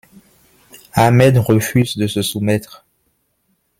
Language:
French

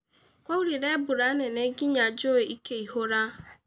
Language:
Kikuyu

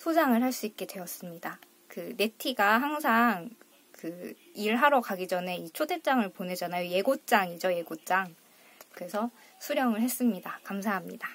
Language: Korean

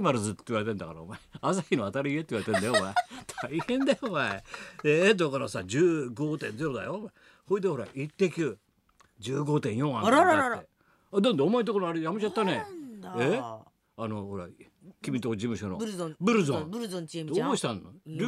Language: Japanese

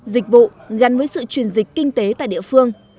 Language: Vietnamese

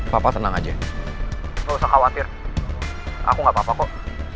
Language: Indonesian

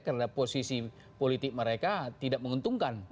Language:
Indonesian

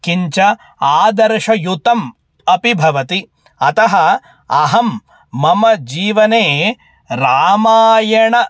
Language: Sanskrit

